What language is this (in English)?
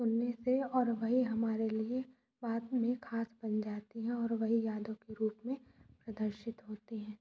Hindi